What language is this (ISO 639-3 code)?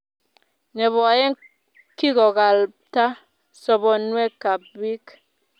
kln